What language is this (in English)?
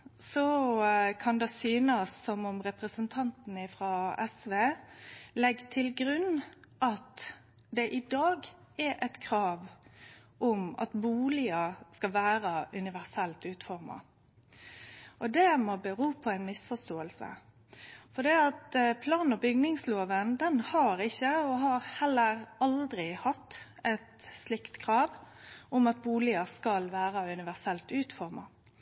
Norwegian Nynorsk